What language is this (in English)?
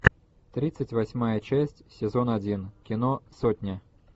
Russian